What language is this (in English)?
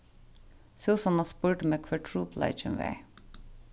Faroese